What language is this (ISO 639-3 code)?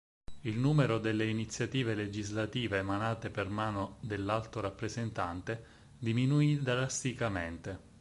ita